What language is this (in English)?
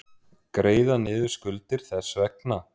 Icelandic